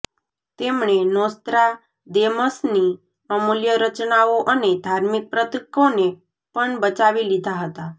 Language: Gujarati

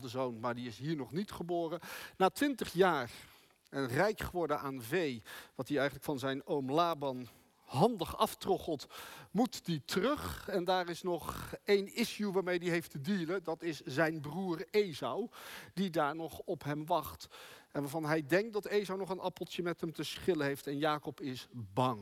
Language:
Dutch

